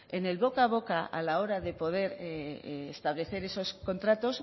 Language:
Spanish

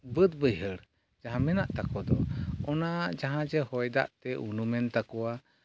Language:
Santali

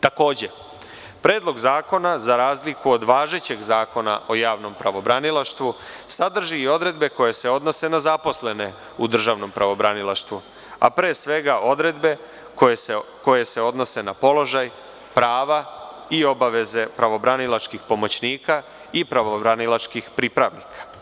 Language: Serbian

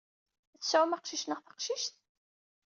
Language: Kabyle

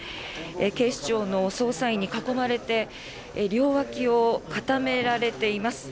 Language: Japanese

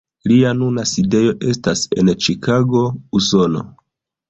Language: Esperanto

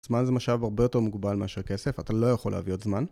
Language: Hebrew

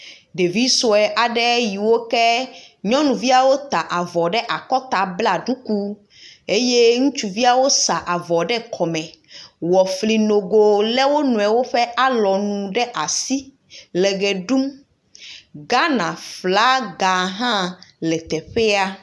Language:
Ewe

